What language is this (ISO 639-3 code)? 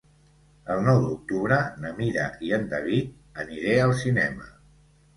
cat